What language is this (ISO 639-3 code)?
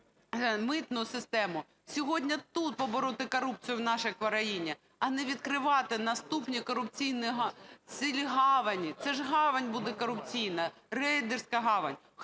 ukr